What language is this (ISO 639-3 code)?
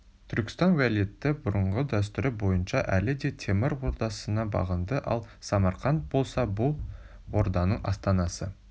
kaz